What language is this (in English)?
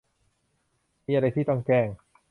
Thai